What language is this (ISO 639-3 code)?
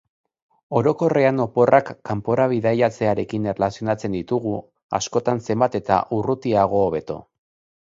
eus